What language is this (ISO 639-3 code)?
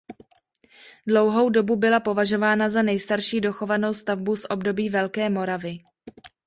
ces